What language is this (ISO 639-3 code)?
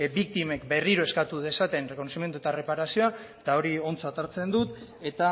eus